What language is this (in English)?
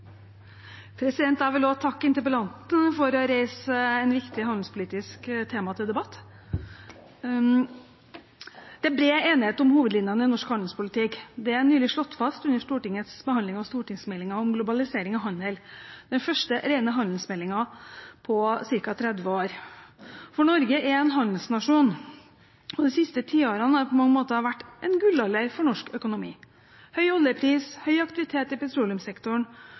Norwegian